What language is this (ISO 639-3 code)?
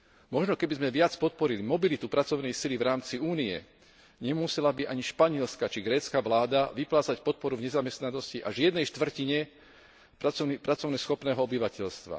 slk